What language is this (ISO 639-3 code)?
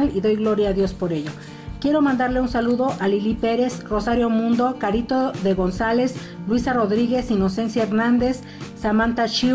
spa